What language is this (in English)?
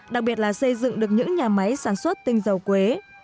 Vietnamese